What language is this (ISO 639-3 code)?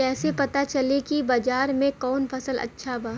bho